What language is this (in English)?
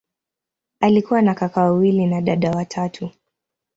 Swahili